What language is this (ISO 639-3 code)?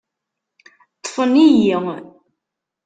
kab